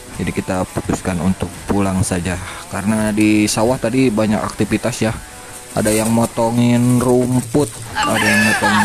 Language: Indonesian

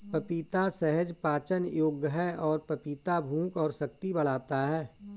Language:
Hindi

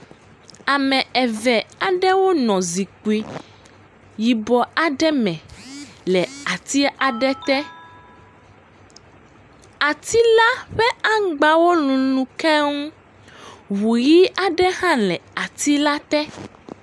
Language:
Ewe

